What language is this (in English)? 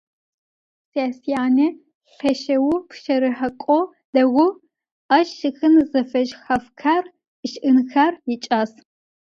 Adyghe